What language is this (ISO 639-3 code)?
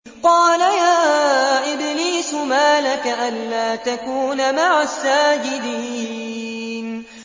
ara